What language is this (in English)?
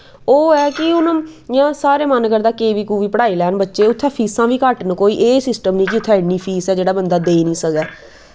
Dogri